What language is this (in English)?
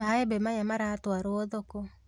Kikuyu